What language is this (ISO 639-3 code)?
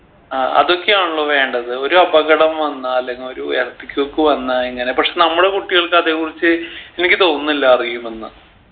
mal